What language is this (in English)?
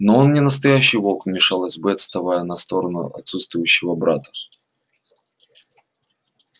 Russian